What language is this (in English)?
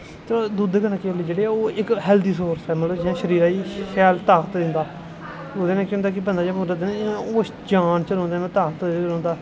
Dogri